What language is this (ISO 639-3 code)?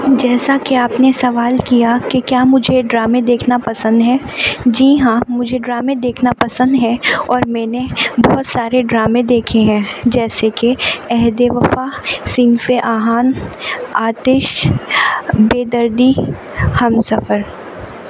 urd